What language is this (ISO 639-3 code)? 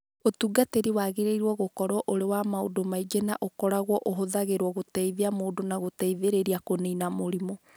kik